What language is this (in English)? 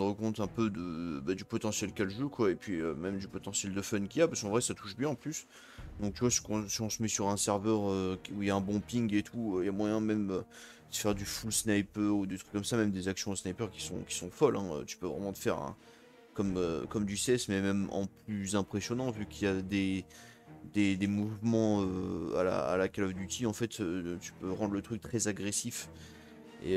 French